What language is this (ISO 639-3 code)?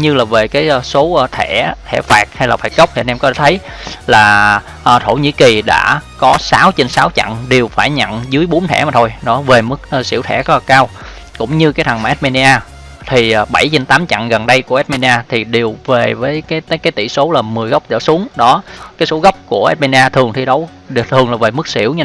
vie